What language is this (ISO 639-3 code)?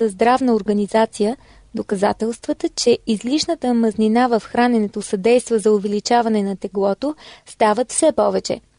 bul